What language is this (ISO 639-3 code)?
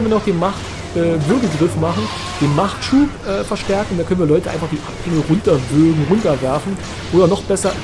deu